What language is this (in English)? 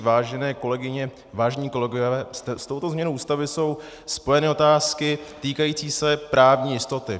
Czech